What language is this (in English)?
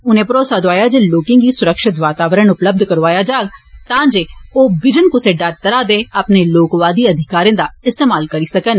Dogri